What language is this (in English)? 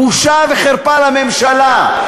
Hebrew